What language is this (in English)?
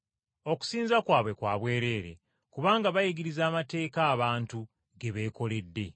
Ganda